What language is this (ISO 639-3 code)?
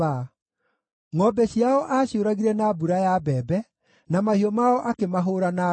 kik